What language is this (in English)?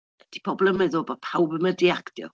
Welsh